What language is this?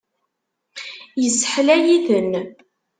Kabyle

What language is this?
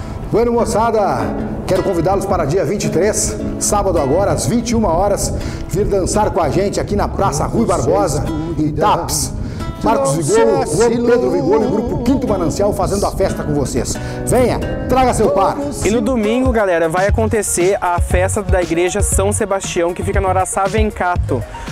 Portuguese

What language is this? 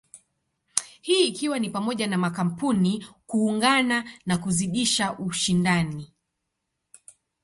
Swahili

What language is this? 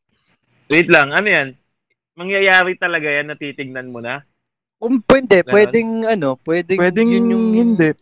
Filipino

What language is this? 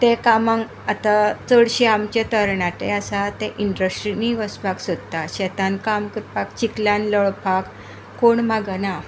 Konkani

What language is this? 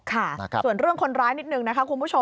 Thai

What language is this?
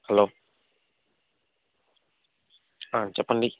Telugu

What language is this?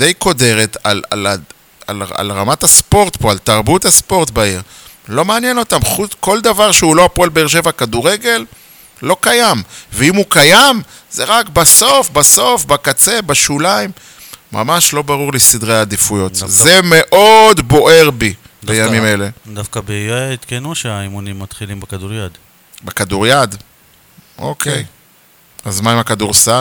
Hebrew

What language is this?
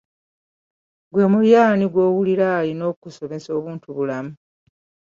Ganda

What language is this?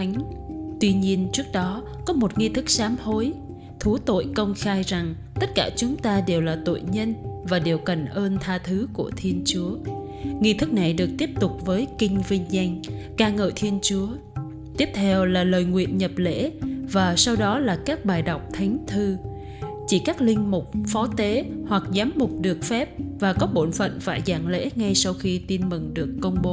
Vietnamese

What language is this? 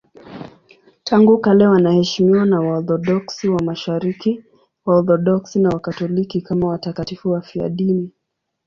Swahili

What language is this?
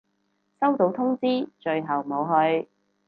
Cantonese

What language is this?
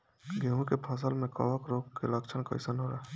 Bhojpuri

